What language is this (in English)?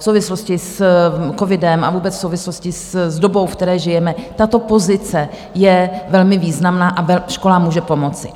Czech